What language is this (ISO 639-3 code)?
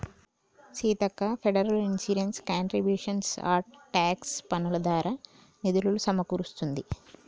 tel